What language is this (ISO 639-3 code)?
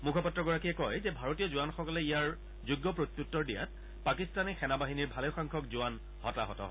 asm